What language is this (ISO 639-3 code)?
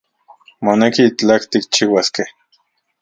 ncx